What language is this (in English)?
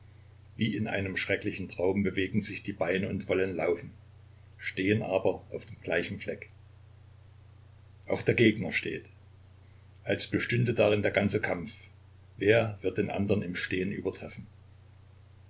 German